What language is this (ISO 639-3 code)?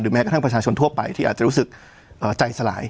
tha